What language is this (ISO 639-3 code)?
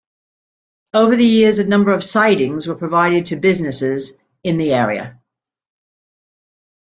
eng